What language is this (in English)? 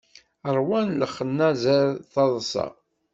Kabyle